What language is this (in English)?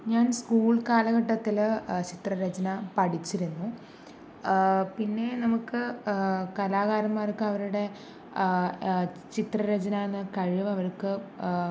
Malayalam